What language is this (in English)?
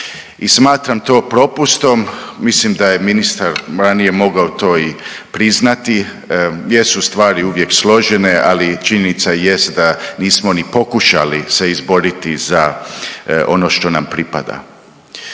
Croatian